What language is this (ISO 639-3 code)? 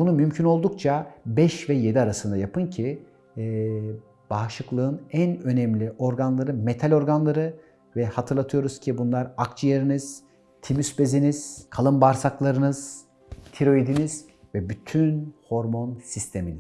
tur